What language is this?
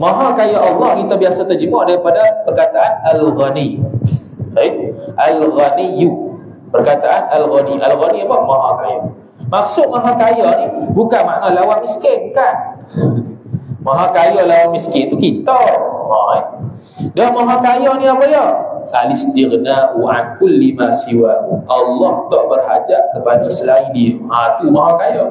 Malay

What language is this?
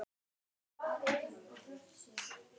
Icelandic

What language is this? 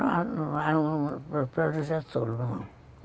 Portuguese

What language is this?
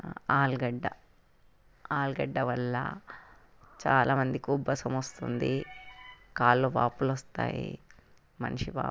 Telugu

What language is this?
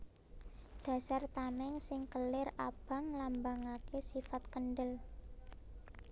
Javanese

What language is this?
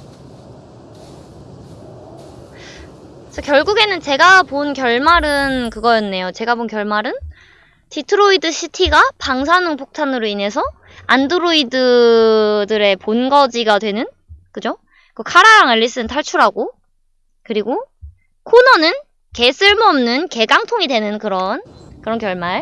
Korean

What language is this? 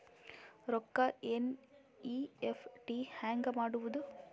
Kannada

